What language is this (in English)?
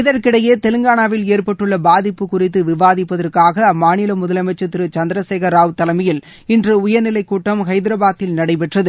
Tamil